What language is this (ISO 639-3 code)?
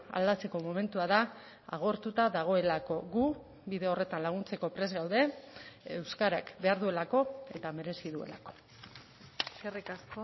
eus